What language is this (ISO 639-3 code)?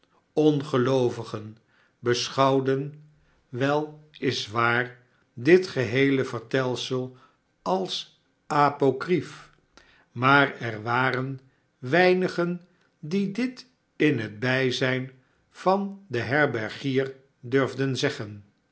nld